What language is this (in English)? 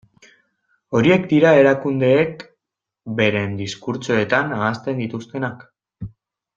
Basque